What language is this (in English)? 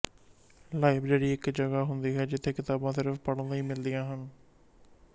Punjabi